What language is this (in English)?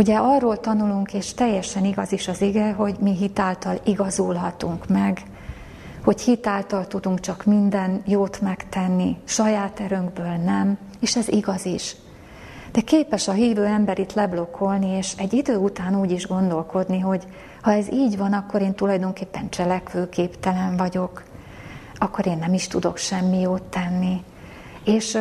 Hungarian